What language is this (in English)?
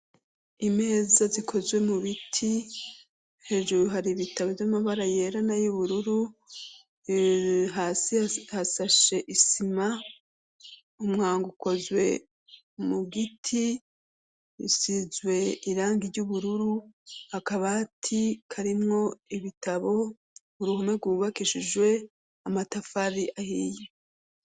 Rundi